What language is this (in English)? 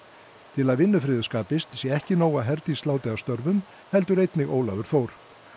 Icelandic